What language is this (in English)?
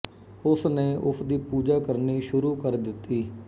Punjabi